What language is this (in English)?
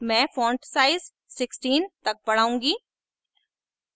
Hindi